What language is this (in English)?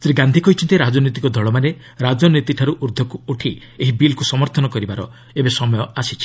Odia